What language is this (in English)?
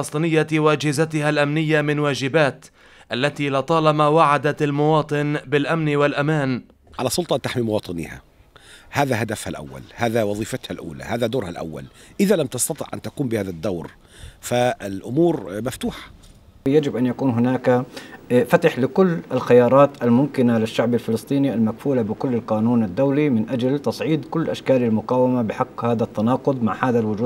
Arabic